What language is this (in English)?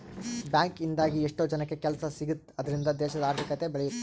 Kannada